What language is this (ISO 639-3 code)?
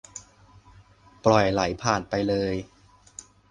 tha